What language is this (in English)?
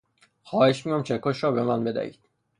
Persian